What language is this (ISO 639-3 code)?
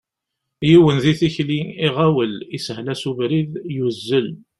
kab